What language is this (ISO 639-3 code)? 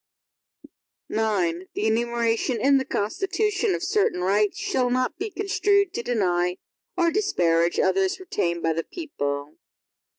eng